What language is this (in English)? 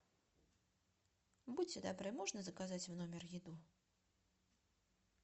Russian